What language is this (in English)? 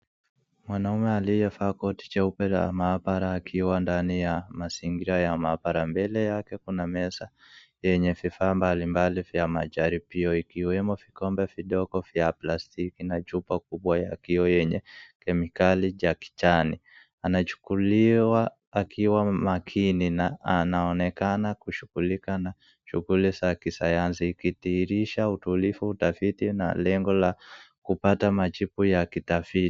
Swahili